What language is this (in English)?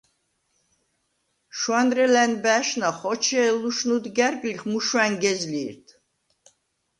Svan